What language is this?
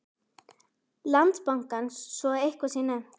Icelandic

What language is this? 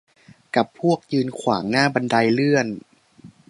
Thai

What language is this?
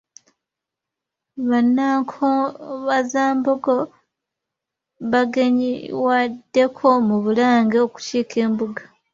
Ganda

